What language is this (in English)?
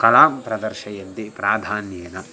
Sanskrit